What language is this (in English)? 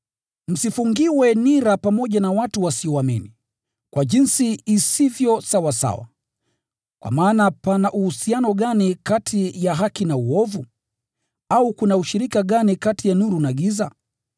Swahili